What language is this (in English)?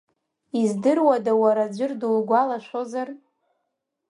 Abkhazian